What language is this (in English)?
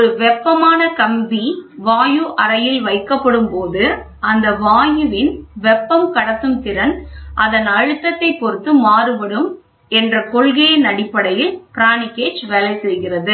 Tamil